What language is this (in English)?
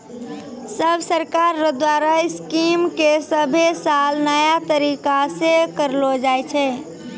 Maithili